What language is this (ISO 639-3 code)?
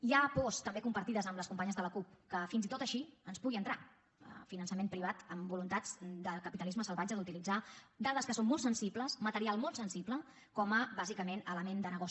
cat